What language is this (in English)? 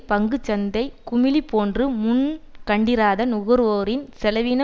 Tamil